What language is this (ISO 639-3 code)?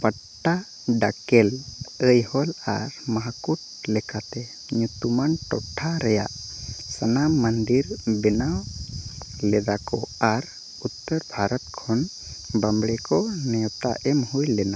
sat